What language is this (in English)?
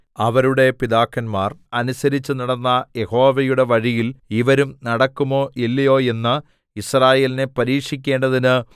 Malayalam